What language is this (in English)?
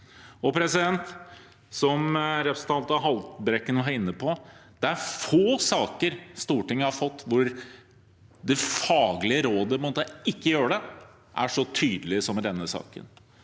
Norwegian